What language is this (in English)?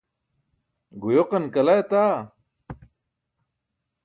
Burushaski